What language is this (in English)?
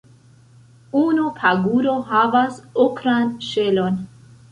Esperanto